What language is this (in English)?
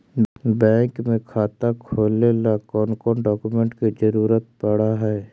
Magahi